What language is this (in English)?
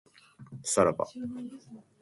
Japanese